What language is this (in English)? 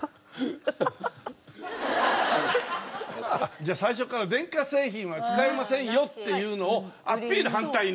Japanese